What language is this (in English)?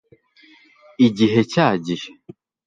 Kinyarwanda